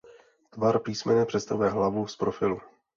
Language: Czech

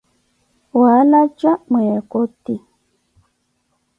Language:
Koti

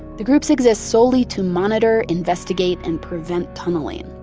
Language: English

